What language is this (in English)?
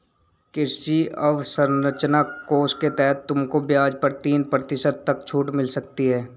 Hindi